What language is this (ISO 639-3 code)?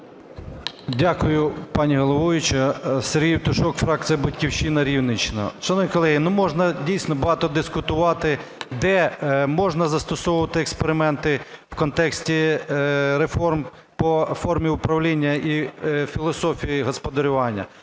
ukr